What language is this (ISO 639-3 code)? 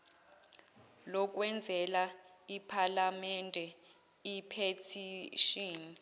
zul